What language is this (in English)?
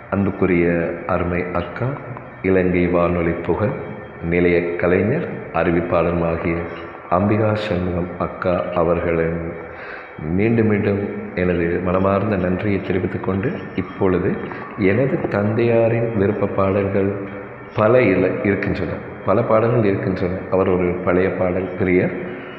Tamil